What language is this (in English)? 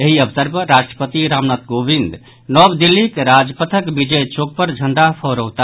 Maithili